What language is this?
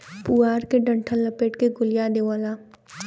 Bhojpuri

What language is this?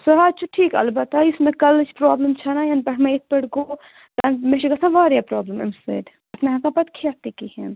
Kashmiri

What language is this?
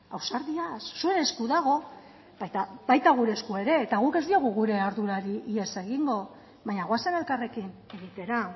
Basque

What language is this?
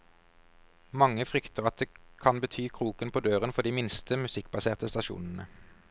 Norwegian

